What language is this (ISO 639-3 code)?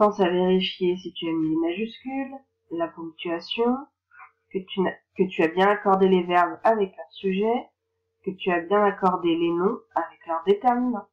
fra